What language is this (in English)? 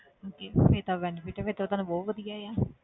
Punjabi